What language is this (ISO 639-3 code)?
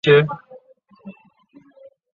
zho